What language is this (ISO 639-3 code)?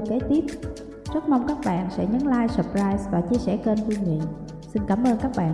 vie